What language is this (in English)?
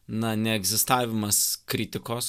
Lithuanian